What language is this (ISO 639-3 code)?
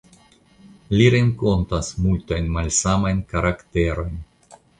epo